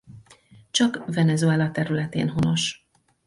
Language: Hungarian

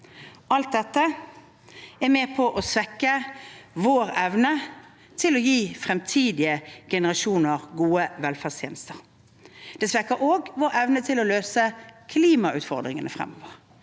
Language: Norwegian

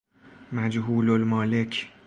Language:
Persian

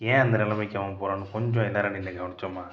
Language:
Tamil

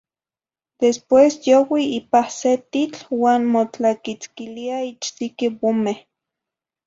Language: Zacatlán-Ahuacatlán-Tepetzintla Nahuatl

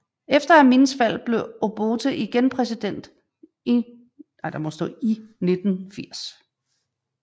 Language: Danish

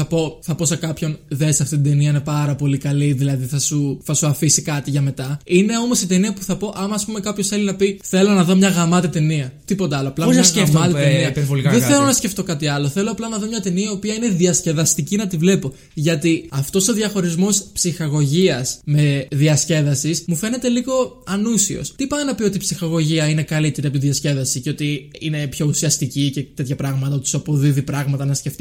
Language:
Greek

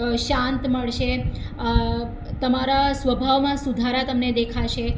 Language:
Gujarati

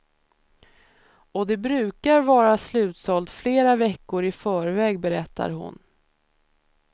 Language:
Swedish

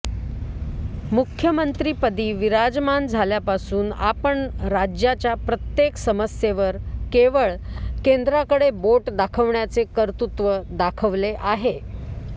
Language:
Marathi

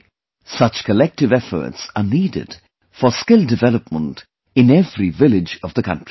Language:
English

